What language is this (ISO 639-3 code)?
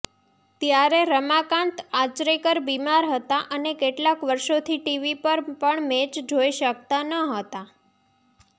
guj